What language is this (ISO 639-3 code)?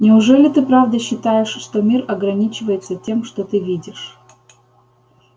rus